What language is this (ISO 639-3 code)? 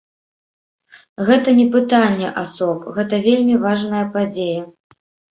bel